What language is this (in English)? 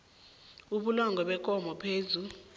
South Ndebele